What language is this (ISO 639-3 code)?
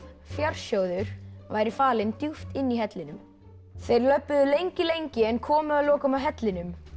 isl